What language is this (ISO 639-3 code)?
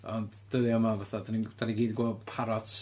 cym